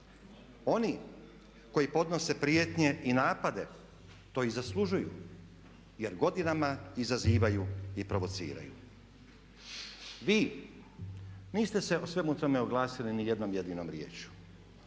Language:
Croatian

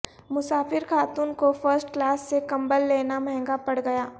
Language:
Urdu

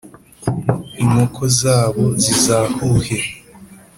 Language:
Kinyarwanda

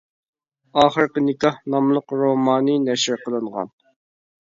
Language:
Uyghur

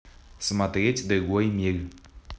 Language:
Russian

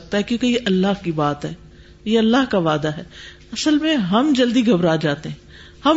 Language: Urdu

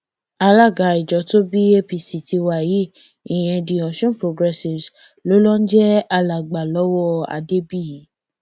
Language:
Yoruba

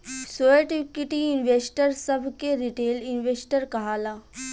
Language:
Bhojpuri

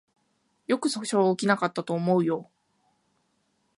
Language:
Japanese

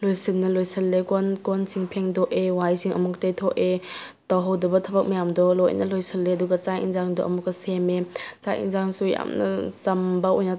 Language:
Manipuri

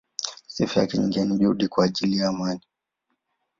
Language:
Swahili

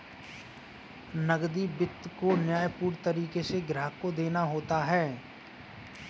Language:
Hindi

